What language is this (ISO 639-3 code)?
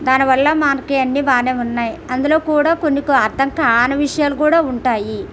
tel